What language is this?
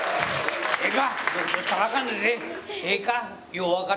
Japanese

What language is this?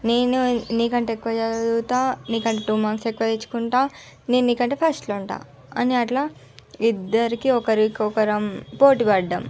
Telugu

